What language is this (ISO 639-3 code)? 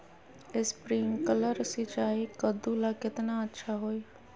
mag